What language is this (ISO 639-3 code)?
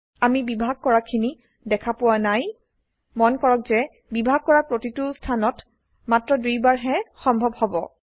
asm